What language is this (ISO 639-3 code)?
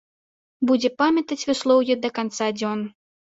bel